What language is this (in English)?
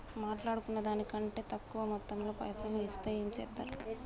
Telugu